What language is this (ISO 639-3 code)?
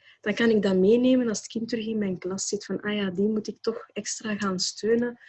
nld